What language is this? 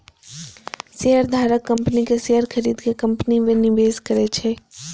Maithili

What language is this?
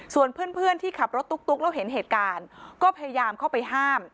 Thai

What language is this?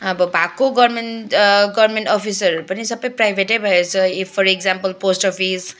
Nepali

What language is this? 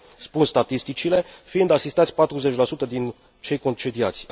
Romanian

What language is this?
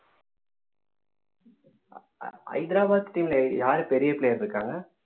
Tamil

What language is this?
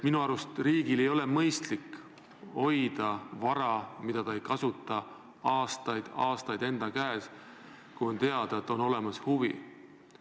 Estonian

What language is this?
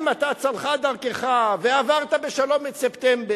Hebrew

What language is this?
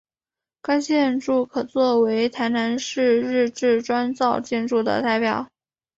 Chinese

